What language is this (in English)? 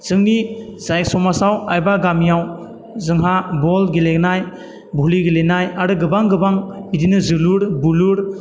Bodo